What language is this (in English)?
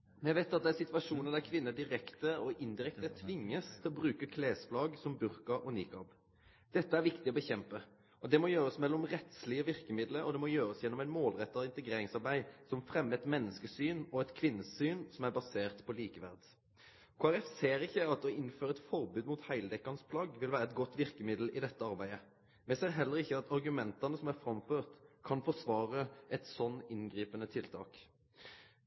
Norwegian Nynorsk